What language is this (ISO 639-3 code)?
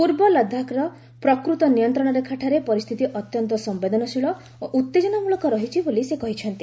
ori